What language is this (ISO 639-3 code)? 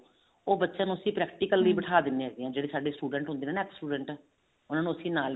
pan